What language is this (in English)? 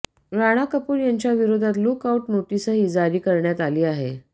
Marathi